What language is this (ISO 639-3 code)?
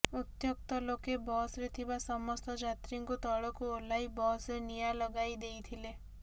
ori